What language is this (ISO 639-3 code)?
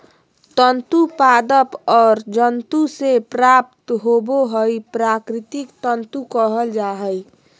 mag